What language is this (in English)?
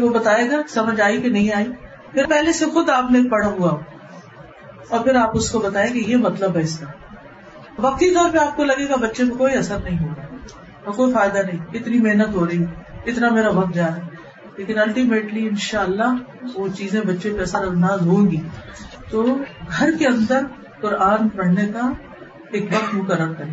Urdu